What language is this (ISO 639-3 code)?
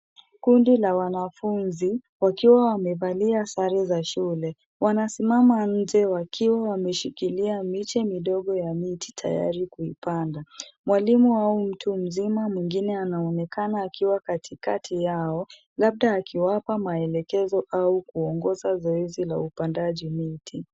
swa